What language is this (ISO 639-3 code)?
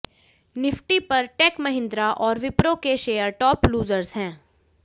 hin